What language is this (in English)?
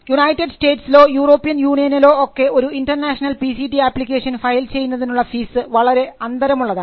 Malayalam